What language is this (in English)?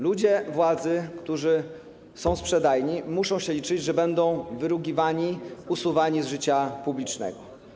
Polish